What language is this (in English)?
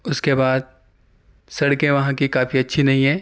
Urdu